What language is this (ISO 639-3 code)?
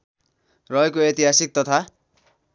nep